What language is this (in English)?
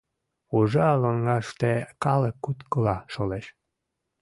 Mari